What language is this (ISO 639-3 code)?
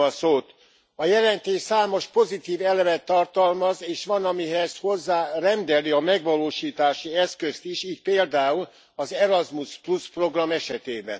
hun